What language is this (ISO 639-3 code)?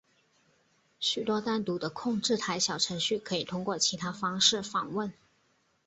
zho